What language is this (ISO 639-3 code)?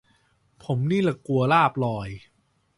tha